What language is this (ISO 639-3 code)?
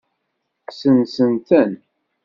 kab